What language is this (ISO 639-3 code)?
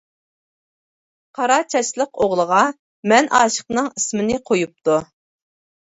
uig